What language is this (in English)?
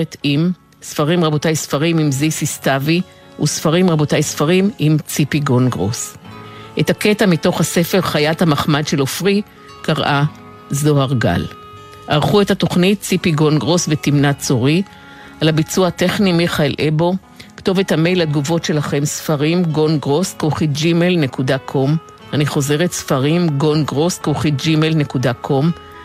Hebrew